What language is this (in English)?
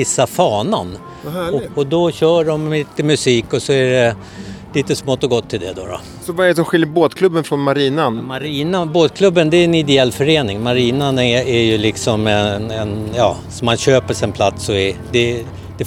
Swedish